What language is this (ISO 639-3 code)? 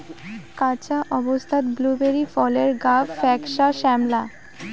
ben